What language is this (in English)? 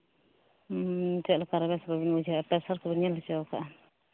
Santali